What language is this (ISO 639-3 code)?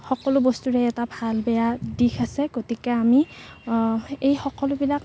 asm